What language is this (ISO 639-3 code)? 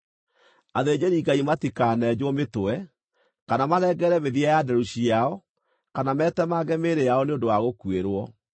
kik